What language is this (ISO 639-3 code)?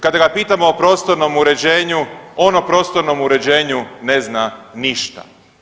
hrv